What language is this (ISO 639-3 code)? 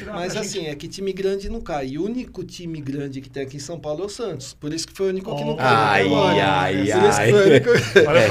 por